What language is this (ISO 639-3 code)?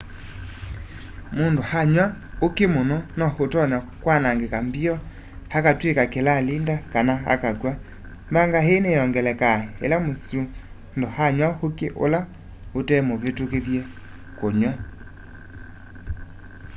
kam